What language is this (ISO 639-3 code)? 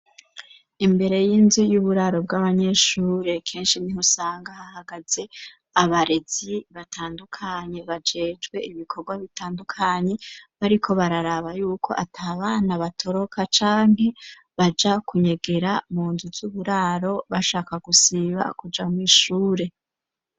run